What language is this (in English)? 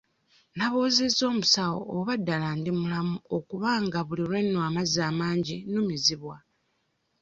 Ganda